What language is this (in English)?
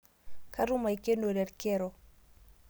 Masai